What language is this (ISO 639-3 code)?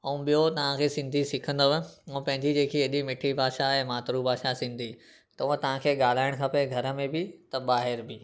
snd